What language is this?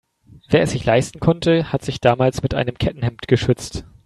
German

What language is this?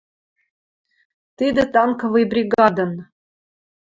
Western Mari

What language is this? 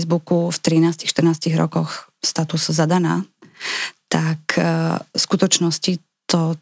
Slovak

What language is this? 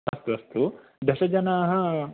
Sanskrit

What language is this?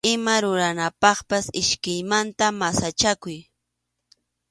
Arequipa-La Unión Quechua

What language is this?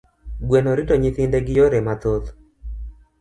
Luo (Kenya and Tanzania)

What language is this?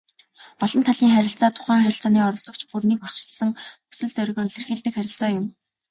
Mongolian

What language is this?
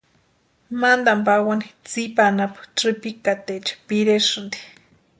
Western Highland Purepecha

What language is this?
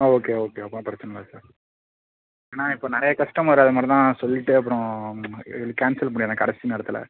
Tamil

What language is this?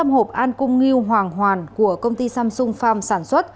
Vietnamese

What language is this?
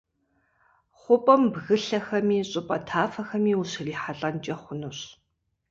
Kabardian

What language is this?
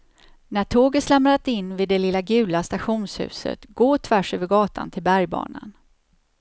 Swedish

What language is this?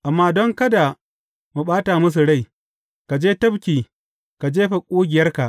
Hausa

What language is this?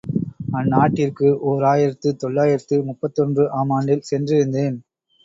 Tamil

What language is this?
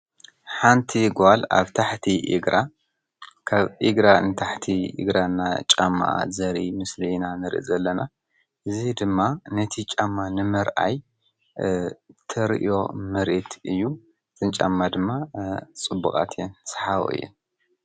Tigrinya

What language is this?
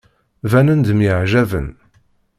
Kabyle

